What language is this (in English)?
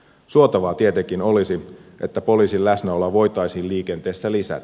Finnish